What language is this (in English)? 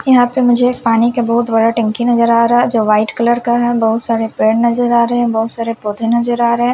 Hindi